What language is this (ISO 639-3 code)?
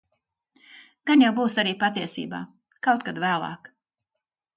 lav